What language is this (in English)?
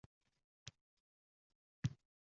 Uzbek